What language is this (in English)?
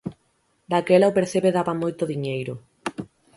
Galician